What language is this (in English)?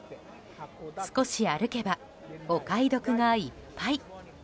Japanese